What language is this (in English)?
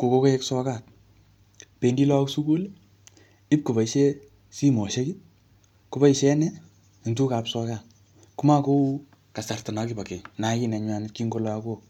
Kalenjin